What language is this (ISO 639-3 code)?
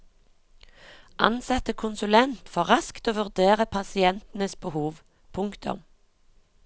nor